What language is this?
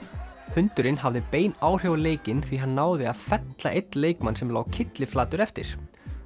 Icelandic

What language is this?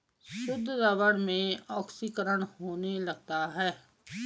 Hindi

